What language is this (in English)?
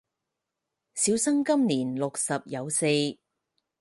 Cantonese